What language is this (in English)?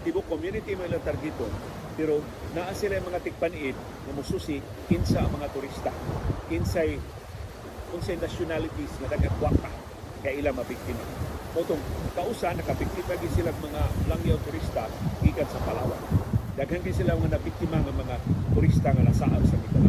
Filipino